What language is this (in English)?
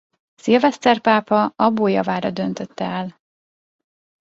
Hungarian